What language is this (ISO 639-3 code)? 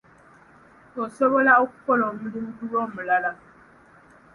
lug